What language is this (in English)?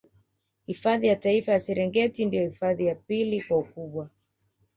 Swahili